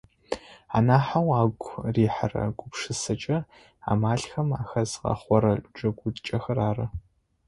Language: Adyghe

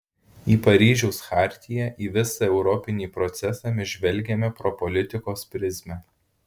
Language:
Lithuanian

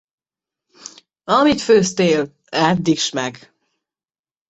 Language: Hungarian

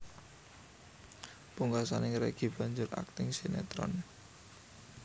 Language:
Javanese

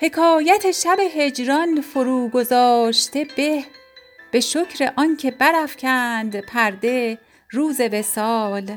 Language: Persian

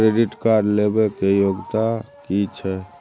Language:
Maithili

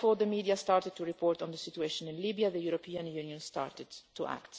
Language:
English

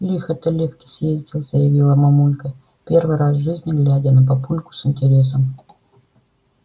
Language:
Russian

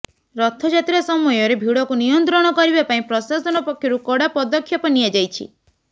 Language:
Odia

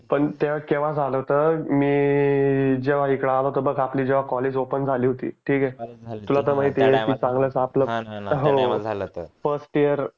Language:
Marathi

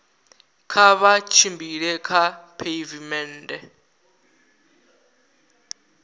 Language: Venda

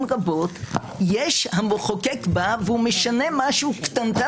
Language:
Hebrew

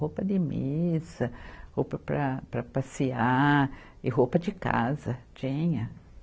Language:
Portuguese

